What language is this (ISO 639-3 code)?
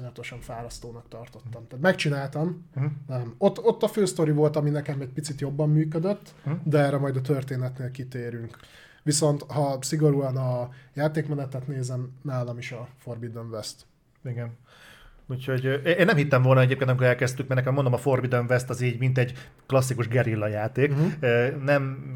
hun